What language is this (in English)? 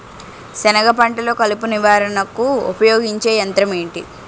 Telugu